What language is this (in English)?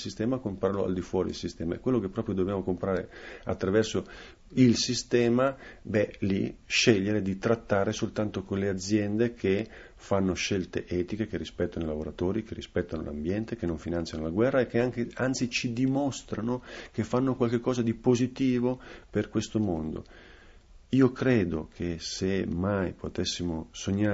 Italian